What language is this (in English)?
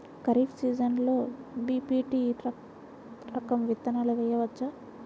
Telugu